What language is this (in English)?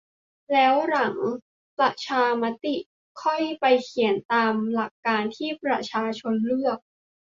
Thai